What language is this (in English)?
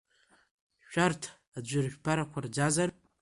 Abkhazian